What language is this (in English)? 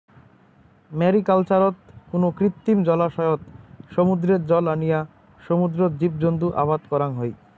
Bangla